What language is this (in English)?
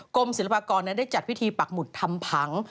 Thai